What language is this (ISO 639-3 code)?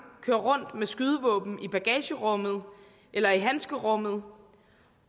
dan